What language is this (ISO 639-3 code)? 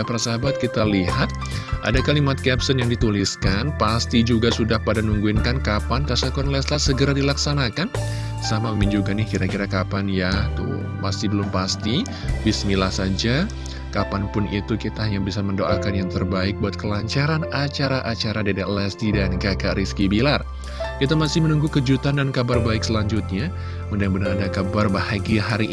ind